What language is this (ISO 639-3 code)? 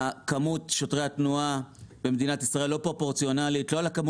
heb